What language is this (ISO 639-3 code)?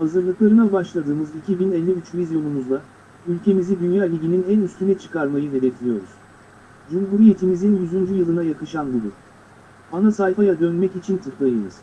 tur